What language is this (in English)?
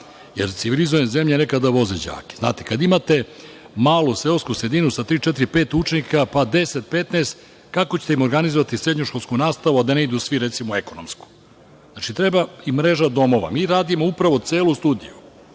Serbian